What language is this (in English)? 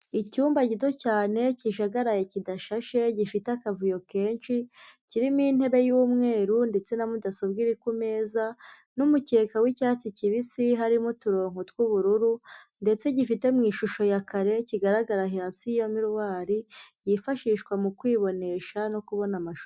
Kinyarwanda